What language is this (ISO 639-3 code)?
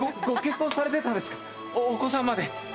jpn